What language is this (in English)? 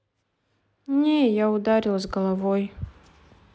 Russian